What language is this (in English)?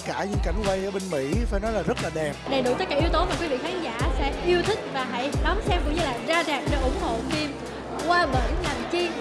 Vietnamese